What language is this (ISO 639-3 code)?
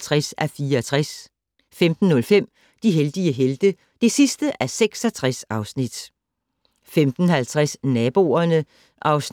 dan